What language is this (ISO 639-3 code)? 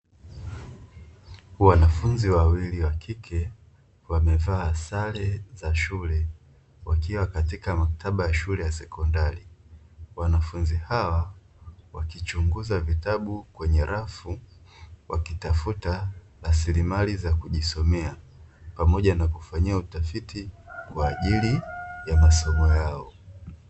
swa